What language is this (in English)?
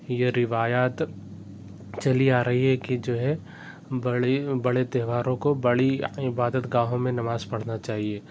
Urdu